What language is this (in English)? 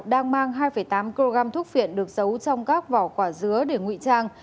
Vietnamese